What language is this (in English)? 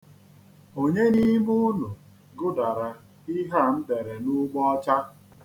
Igbo